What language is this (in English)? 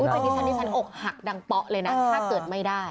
Thai